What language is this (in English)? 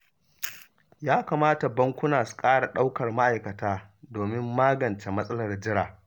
Hausa